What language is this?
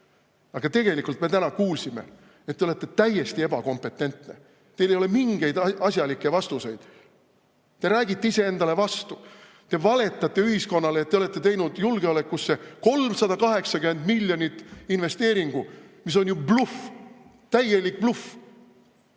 Estonian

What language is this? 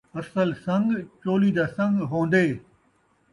Saraiki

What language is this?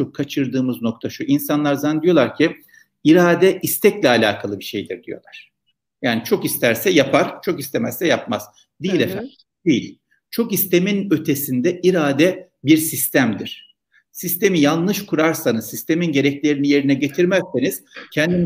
Turkish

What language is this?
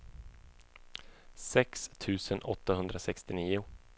Swedish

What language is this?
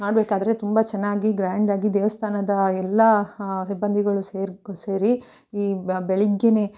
Kannada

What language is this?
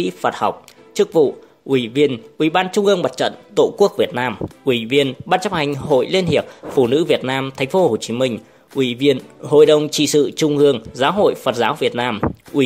Vietnamese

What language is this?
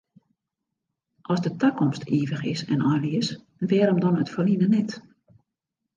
Western Frisian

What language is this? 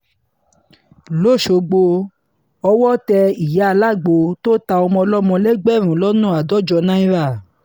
Yoruba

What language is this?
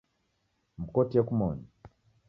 Taita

